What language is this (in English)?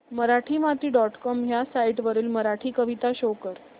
Marathi